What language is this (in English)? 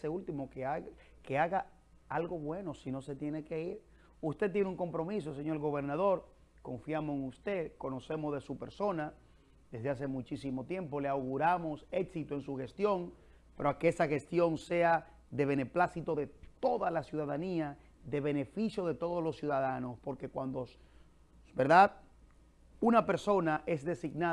Spanish